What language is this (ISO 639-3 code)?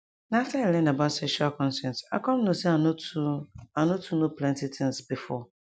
pcm